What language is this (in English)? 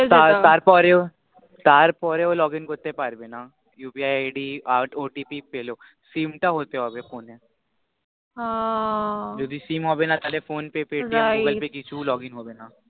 Bangla